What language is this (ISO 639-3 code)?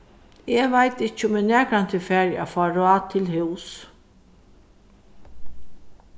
fao